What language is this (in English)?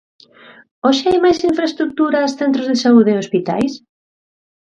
Galician